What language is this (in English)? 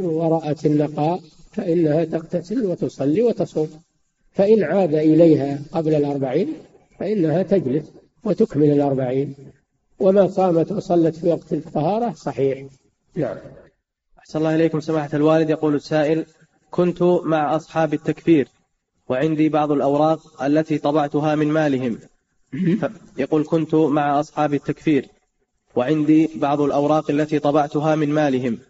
Arabic